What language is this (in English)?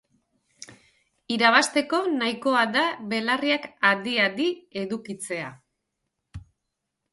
Basque